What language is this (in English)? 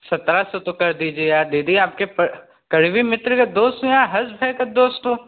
Hindi